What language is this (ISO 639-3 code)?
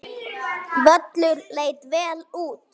isl